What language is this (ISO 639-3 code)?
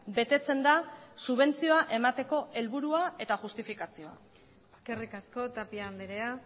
eus